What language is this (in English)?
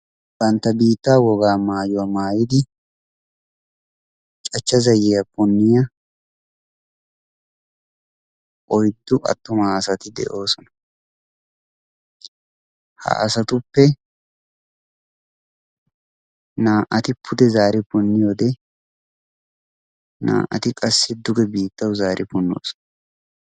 Wolaytta